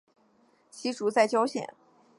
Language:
Chinese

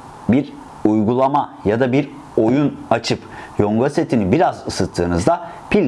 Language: Turkish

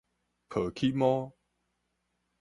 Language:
Min Nan Chinese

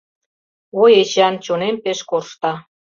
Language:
Mari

